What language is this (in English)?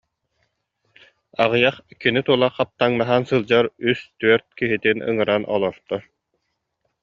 Yakut